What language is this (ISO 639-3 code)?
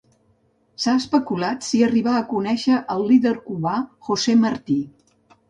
cat